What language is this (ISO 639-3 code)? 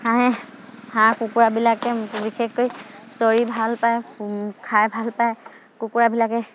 asm